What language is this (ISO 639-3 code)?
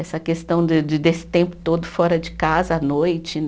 por